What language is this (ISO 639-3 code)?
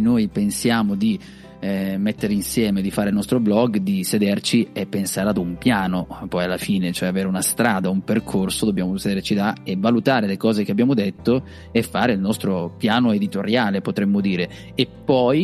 ita